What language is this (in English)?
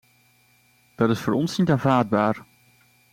Dutch